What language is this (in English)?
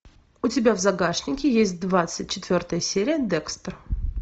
Russian